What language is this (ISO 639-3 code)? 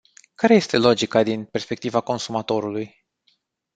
ron